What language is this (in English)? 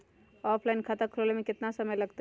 Magahi